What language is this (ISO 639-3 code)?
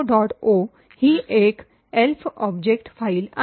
mar